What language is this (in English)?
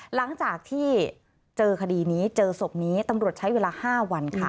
Thai